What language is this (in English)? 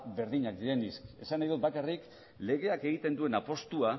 Basque